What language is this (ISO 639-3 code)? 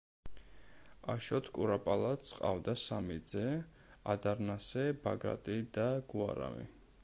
kat